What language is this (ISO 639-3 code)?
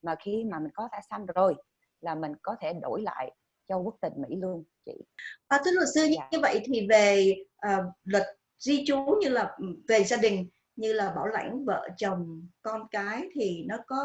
vie